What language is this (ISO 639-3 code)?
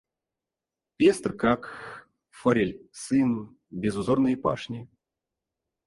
rus